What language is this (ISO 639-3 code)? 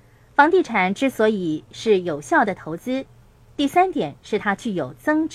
zho